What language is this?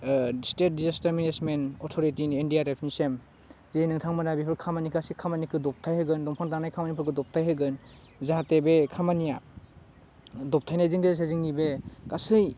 Bodo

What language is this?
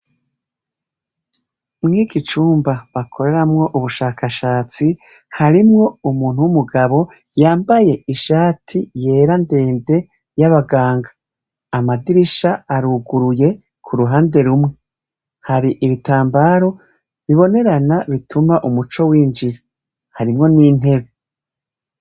Rundi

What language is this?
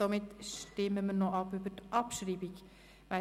Swiss German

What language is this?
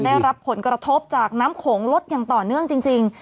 Thai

